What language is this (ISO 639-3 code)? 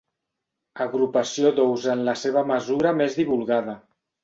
cat